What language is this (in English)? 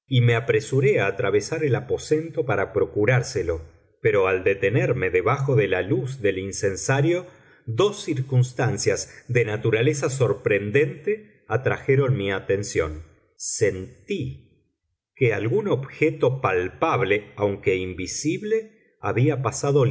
Spanish